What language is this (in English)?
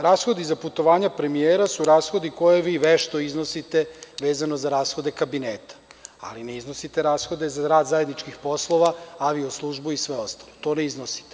Serbian